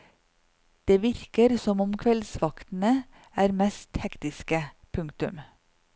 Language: Norwegian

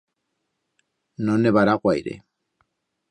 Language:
Aragonese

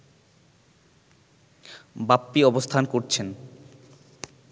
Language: Bangla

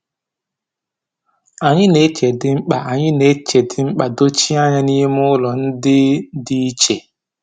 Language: Igbo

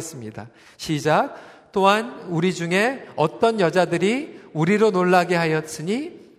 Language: Korean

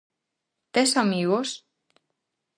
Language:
Galician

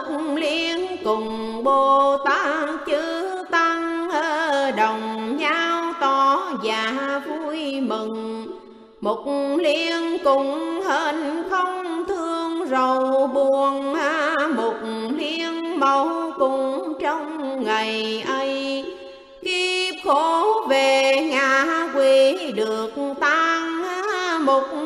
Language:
Vietnamese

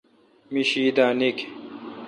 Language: Kalkoti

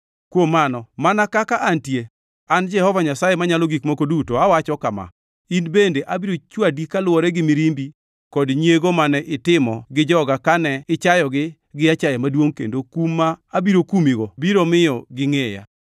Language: Luo (Kenya and Tanzania)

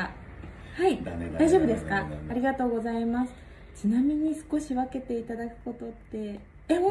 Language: Japanese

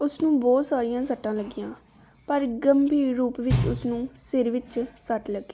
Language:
Punjabi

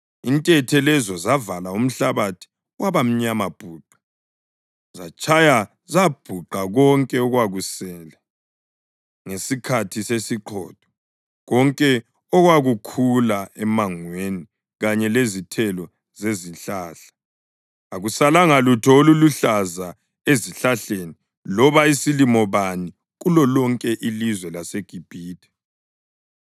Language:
North Ndebele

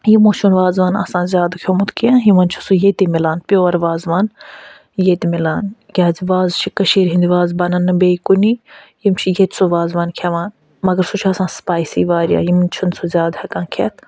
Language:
Kashmiri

